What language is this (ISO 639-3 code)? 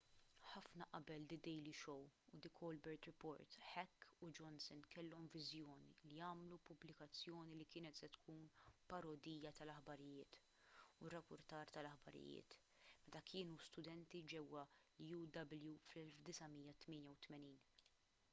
mlt